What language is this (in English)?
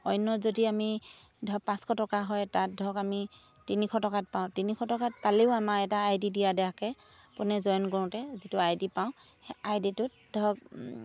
Assamese